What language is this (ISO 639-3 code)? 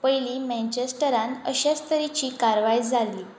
kok